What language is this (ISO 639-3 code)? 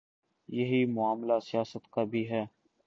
urd